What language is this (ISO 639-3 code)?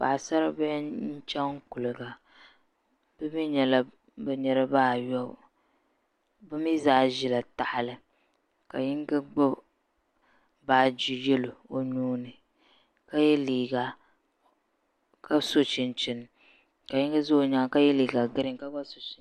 dag